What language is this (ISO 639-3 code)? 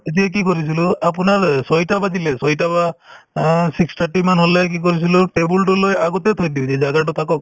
asm